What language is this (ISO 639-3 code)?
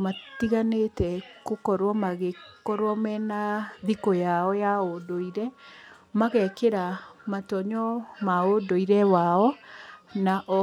kik